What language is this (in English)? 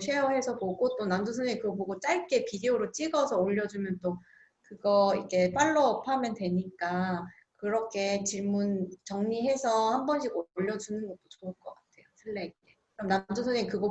Korean